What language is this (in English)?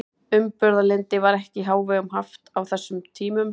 Icelandic